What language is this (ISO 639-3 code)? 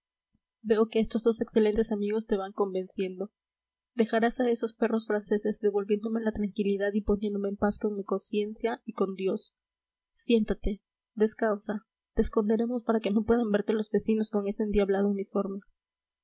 spa